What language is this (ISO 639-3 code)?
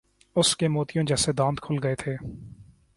urd